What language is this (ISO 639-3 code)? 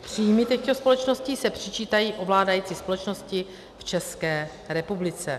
ces